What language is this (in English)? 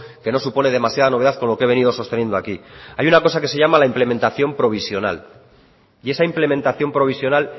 Spanish